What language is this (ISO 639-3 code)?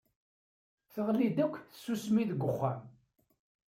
kab